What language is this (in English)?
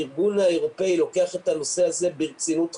Hebrew